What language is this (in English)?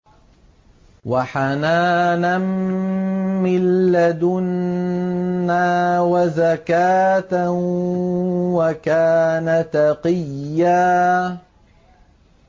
Arabic